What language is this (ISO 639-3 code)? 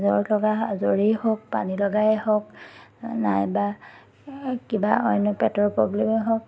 asm